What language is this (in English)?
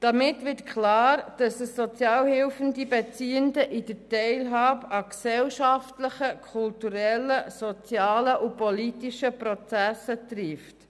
Swiss German